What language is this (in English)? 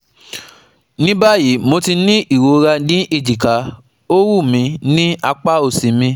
Yoruba